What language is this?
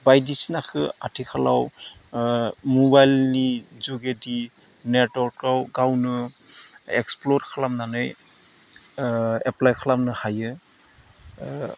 Bodo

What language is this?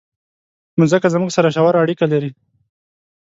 Pashto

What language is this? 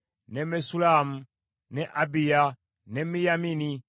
Ganda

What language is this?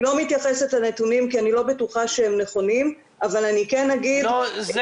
Hebrew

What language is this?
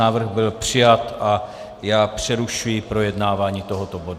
Czech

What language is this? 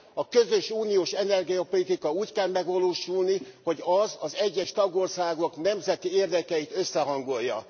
Hungarian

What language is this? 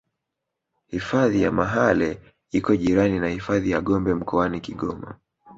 Swahili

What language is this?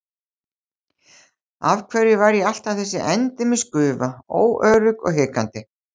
Icelandic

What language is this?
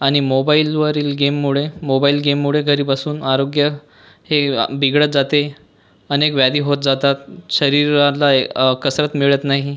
Marathi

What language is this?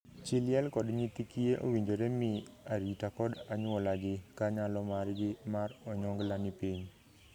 Luo (Kenya and Tanzania)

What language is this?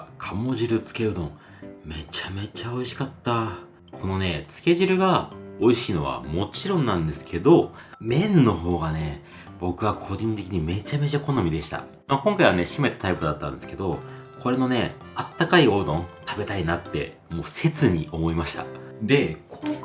Japanese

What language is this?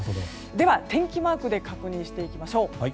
Japanese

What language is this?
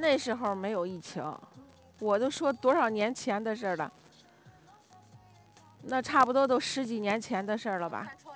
Chinese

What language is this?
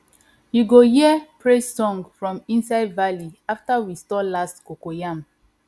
Nigerian Pidgin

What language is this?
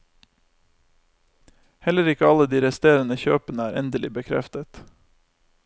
Norwegian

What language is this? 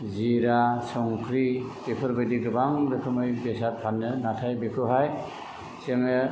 Bodo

